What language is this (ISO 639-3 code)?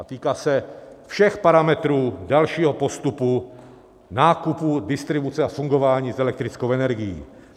ces